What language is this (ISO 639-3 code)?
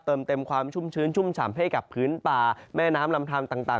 tha